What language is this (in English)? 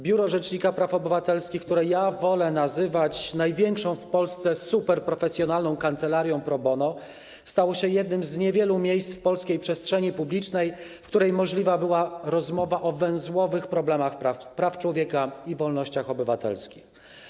Polish